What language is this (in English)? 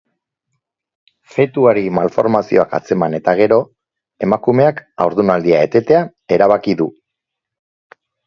Basque